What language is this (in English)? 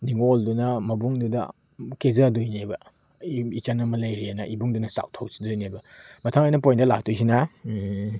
Manipuri